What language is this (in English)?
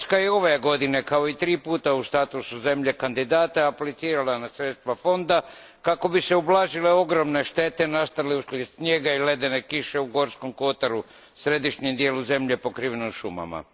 Croatian